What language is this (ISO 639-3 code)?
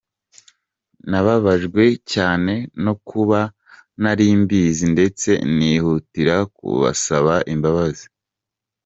kin